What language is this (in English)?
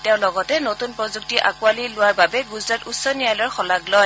Assamese